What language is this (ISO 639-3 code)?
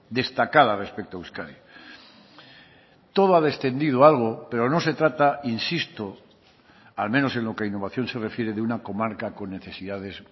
spa